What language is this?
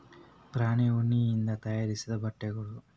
Kannada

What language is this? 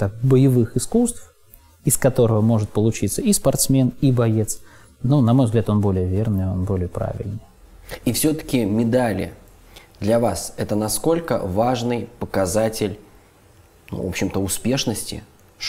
Russian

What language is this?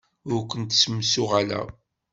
Kabyle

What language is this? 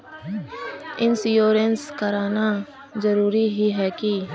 Magahi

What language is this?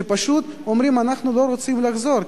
Hebrew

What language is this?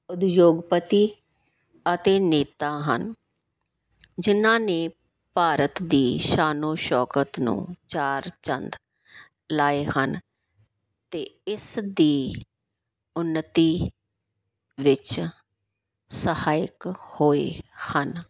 Punjabi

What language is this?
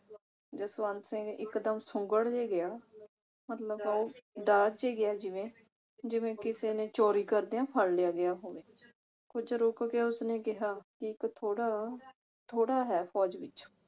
Punjabi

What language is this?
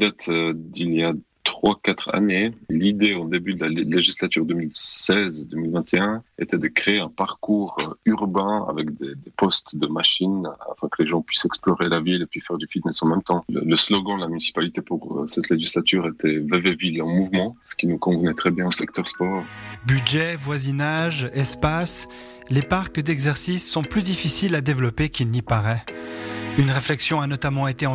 French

